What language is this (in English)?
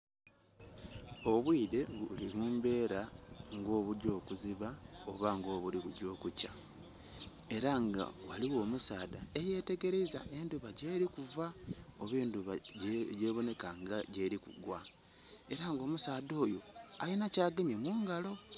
Soga